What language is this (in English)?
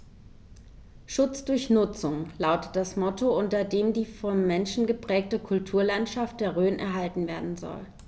German